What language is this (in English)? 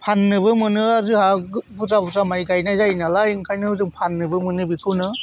Bodo